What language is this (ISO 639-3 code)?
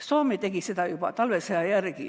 est